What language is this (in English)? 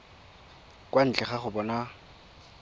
Tswana